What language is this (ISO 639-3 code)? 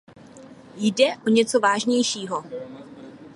ces